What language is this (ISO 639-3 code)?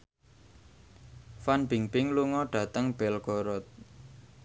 jav